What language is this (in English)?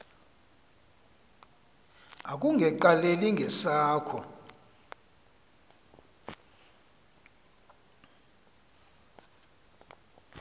Xhosa